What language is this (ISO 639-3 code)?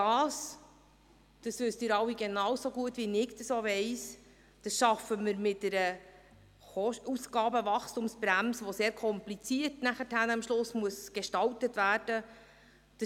gsw